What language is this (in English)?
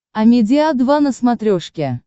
Russian